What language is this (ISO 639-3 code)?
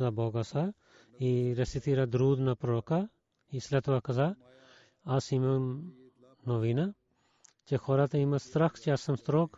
bul